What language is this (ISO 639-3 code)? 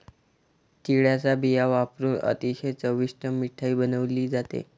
mar